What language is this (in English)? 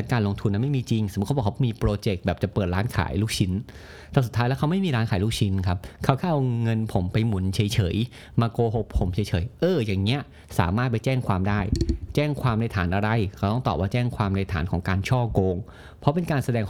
Thai